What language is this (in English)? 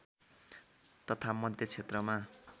Nepali